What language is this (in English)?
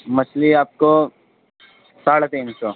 Urdu